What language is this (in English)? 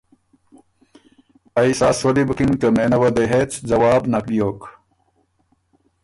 Ormuri